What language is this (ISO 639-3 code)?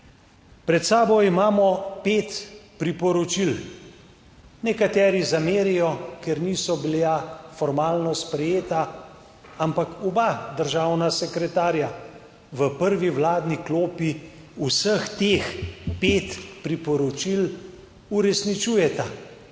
slv